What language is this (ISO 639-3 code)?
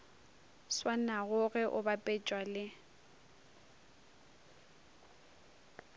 nso